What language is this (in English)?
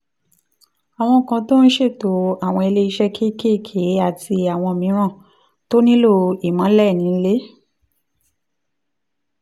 Yoruba